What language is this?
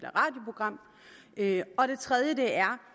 Danish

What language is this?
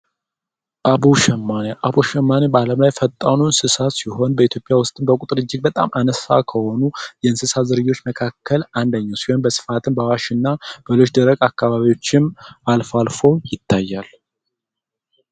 Amharic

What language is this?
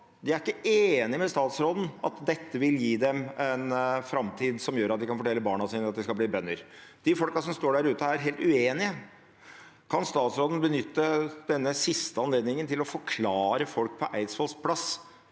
Norwegian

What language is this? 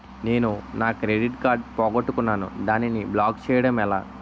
Telugu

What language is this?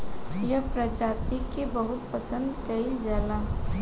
Bhojpuri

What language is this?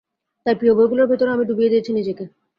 Bangla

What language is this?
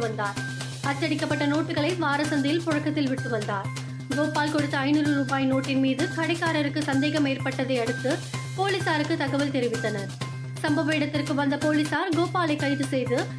Tamil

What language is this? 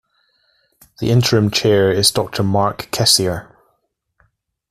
English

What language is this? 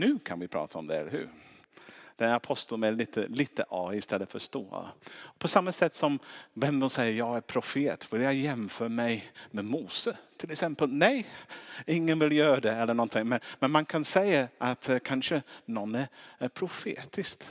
Swedish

